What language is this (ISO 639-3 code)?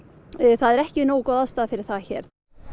isl